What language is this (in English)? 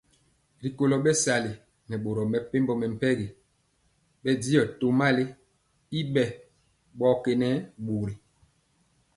Mpiemo